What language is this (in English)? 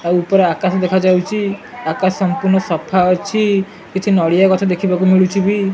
Odia